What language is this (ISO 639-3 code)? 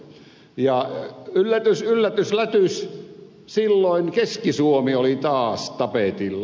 fin